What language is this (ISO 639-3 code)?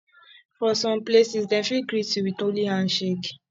pcm